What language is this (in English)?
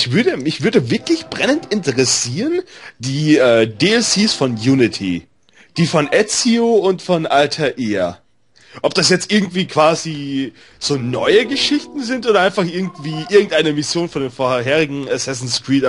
German